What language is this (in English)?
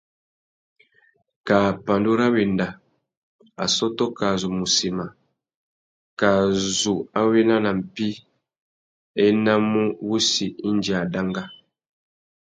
Tuki